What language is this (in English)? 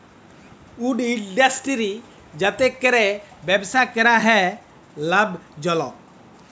Bangla